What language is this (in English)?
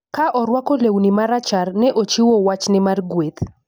Luo (Kenya and Tanzania)